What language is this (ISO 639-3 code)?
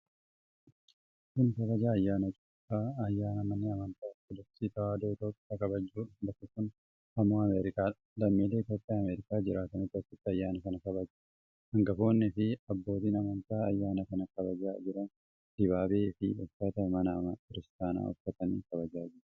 orm